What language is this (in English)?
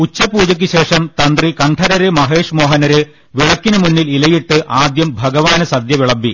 Malayalam